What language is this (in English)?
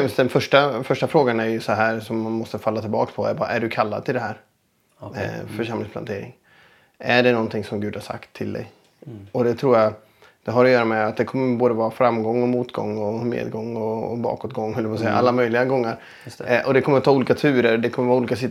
Swedish